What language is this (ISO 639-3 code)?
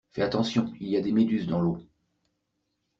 fra